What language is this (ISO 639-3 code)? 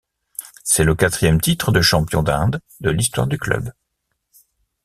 fra